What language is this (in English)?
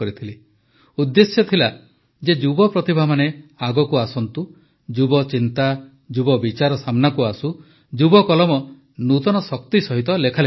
Odia